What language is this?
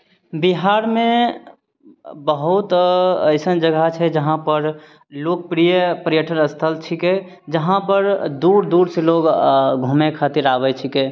Maithili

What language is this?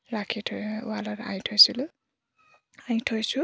Assamese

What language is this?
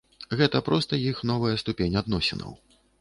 Belarusian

